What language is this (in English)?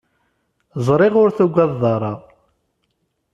Kabyle